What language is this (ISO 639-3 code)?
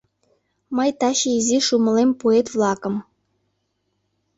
chm